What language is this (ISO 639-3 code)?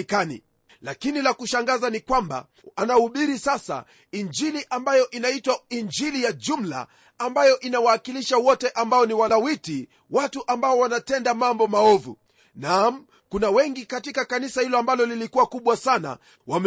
swa